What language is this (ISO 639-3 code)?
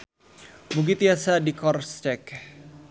sun